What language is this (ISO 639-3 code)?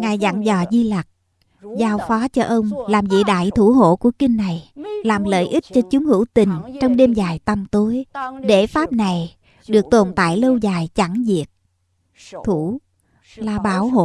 vie